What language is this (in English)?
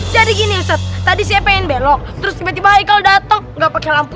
Indonesian